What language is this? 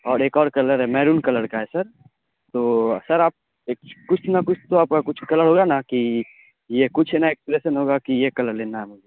Urdu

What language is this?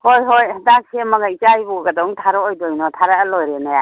Manipuri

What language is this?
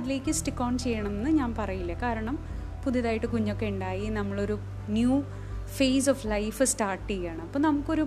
Malayalam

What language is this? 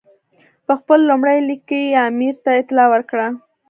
Pashto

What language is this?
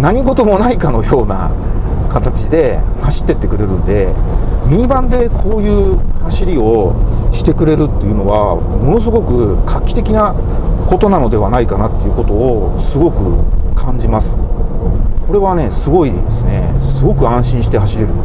Japanese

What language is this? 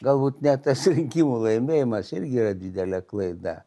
Lithuanian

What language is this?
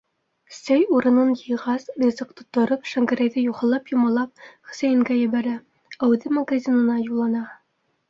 Bashkir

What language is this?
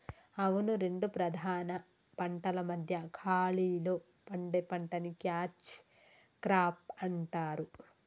Telugu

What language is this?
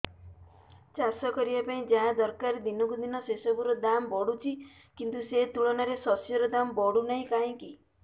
Odia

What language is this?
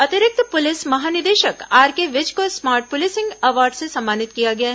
Hindi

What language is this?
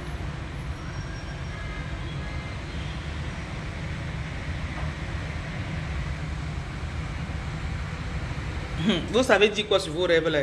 French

